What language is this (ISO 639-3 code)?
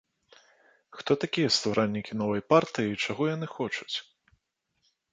bel